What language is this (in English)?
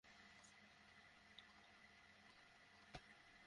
Bangla